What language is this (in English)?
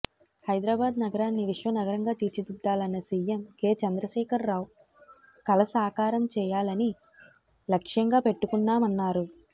Telugu